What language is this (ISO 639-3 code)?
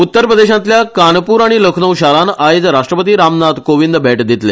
kok